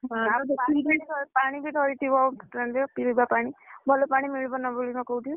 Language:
Odia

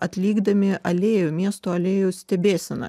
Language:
Lithuanian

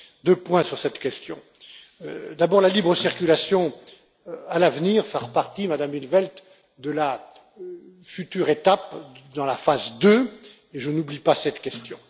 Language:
French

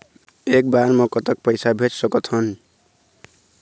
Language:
Chhattisgarhi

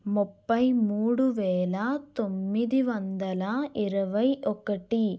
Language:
Telugu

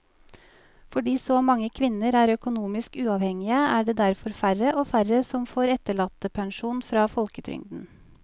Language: Norwegian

